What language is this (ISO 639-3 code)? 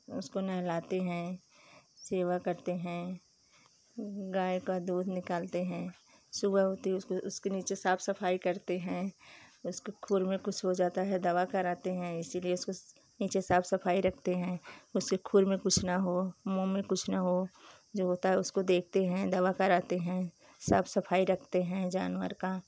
hin